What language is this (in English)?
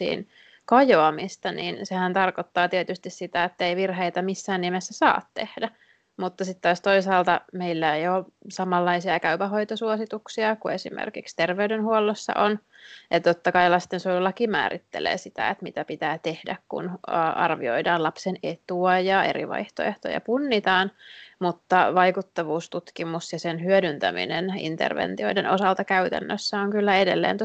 Finnish